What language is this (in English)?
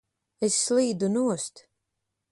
Latvian